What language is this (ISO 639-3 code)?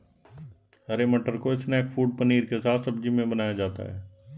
hin